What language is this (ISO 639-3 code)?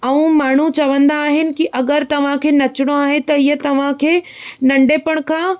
snd